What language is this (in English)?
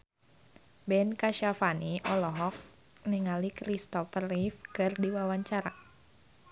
Sundanese